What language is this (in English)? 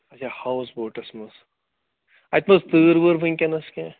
Kashmiri